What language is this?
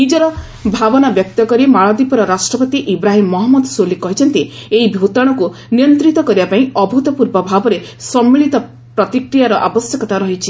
Odia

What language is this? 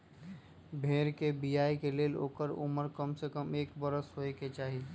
Magahi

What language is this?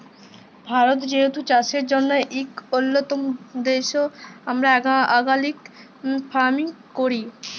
Bangla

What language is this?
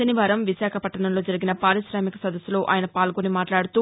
Telugu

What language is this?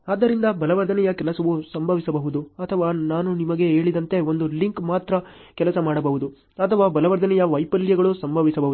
Kannada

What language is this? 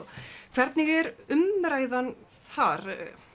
Icelandic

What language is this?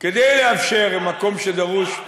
Hebrew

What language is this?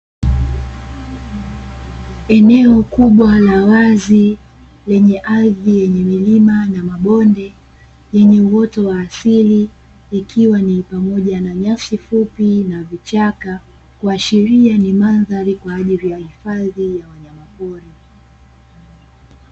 Swahili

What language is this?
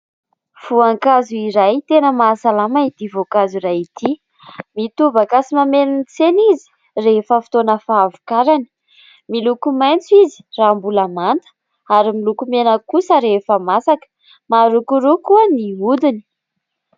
Malagasy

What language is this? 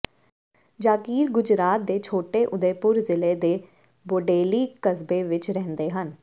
Punjabi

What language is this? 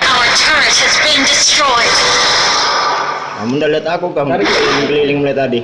Indonesian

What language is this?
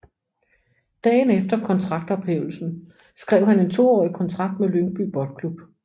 Danish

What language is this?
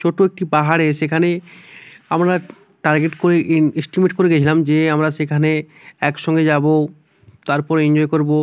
Bangla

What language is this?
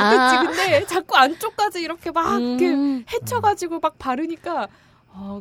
Korean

